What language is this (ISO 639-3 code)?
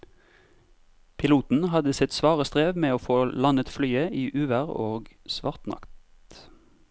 nor